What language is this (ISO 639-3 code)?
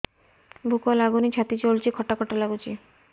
ori